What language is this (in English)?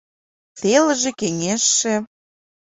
Mari